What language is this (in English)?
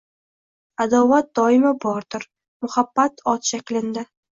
Uzbek